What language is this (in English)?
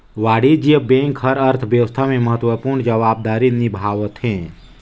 Chhattisgarhi